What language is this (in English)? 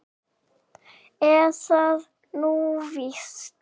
Icelandic